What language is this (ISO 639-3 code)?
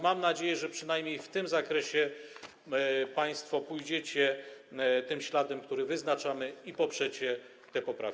pol